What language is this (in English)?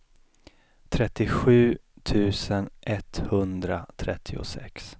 Swedish